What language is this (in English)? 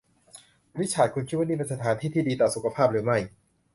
Thai